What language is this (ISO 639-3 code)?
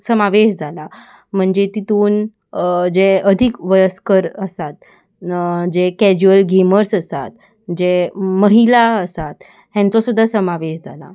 kok